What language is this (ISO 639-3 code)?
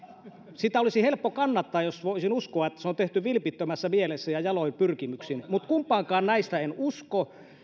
fin